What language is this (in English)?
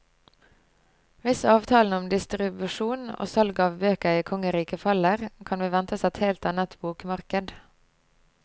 Norwegian